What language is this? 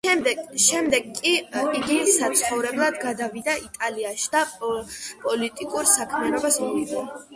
Georgian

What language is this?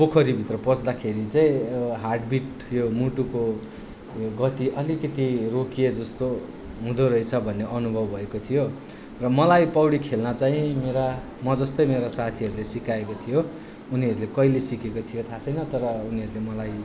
Nepali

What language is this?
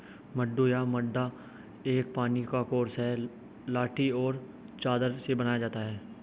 Hindi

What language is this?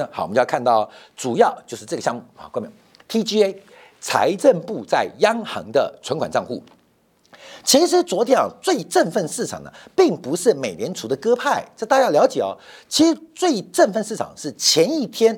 Chinese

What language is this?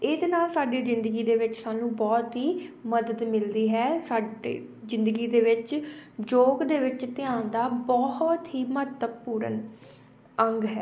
Punjabi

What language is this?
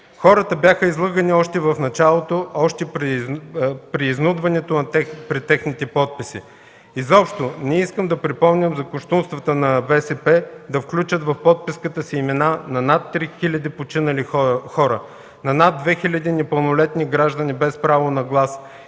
Bulgarian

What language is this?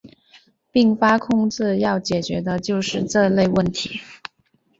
Chinese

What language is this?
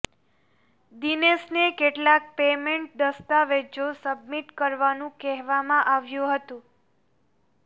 Gujarati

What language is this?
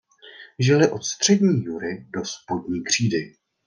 Czech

